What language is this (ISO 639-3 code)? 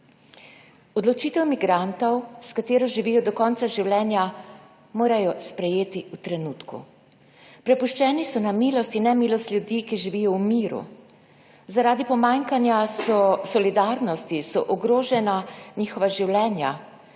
slv